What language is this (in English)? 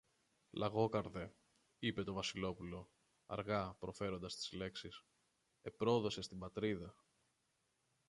Greek